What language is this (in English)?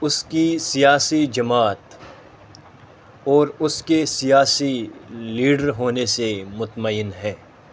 Urdu